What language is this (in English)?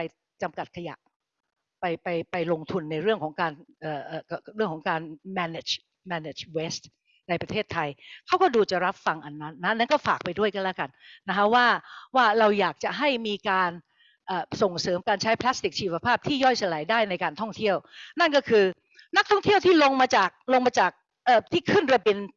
Thai